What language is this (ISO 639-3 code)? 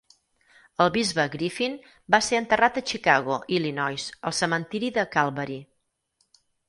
cat